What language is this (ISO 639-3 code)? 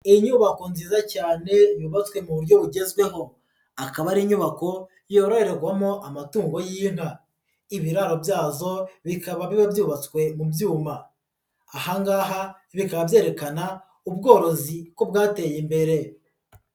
kin